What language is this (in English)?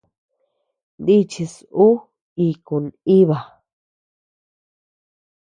Tepeuxila Cuicatec